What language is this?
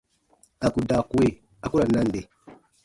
Baatonum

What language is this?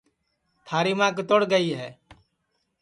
Sansi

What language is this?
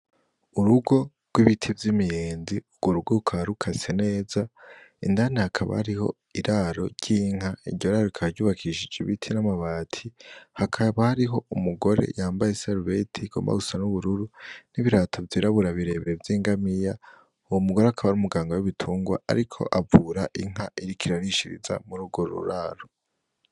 Rundi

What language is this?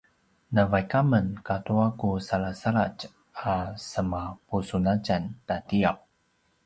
Paiwan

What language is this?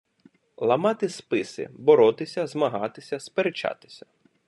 Ukrainian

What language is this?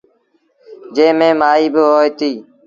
Sindhi Bhil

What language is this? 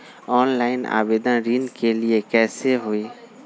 Magahi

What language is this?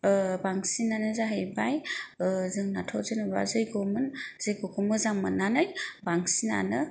Bodo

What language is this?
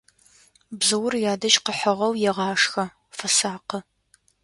Adyghe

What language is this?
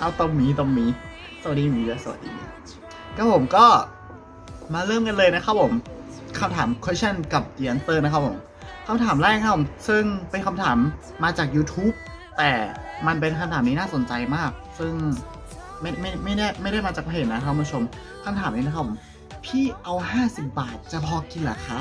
Thai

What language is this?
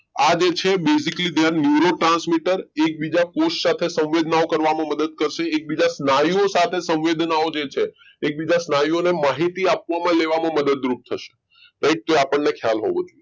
Gujarati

